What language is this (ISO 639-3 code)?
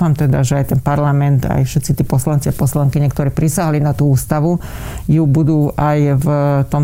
slk